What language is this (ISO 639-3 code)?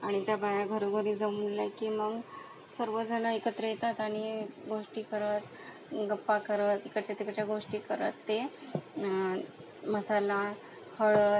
mar